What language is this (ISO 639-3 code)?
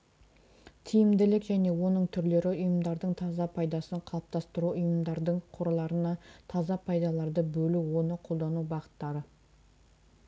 kaz